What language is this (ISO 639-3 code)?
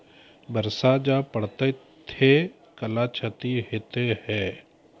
mai